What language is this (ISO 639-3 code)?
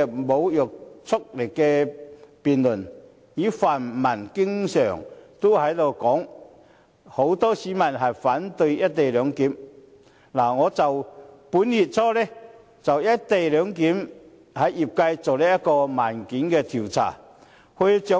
yue